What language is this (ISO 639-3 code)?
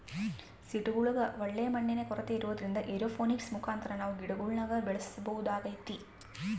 kan